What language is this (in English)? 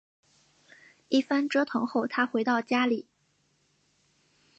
Chinese